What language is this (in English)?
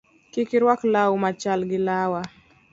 Luo (Kenya and Tanzania)